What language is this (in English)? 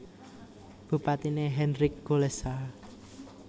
Javanese